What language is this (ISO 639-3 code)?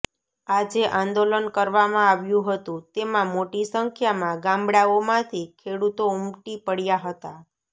guj